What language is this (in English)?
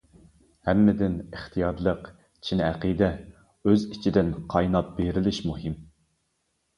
Uyghur